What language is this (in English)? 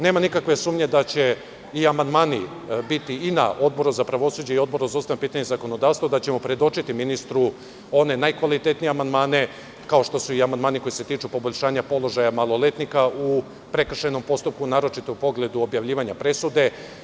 Serbian